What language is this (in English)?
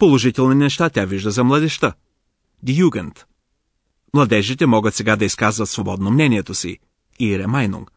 Bulgarian